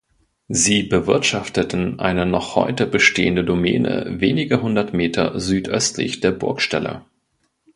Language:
German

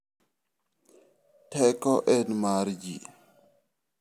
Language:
Luo (Kenya and Tanzania)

